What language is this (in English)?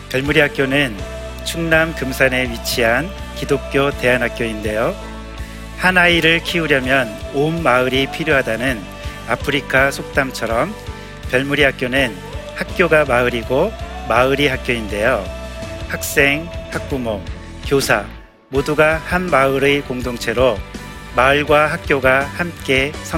Korean